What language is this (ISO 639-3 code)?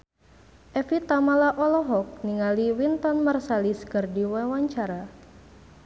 sun